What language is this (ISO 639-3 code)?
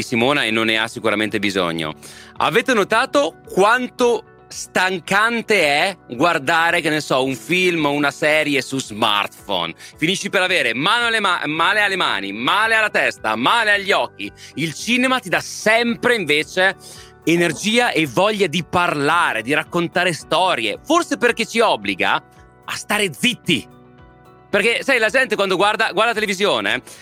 ita